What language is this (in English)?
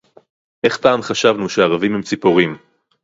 Hebrew